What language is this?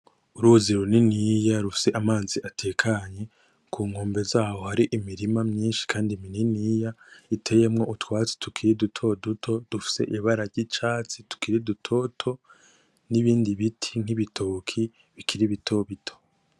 Rundi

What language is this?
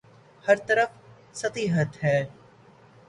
Urdu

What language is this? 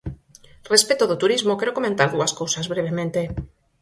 Galician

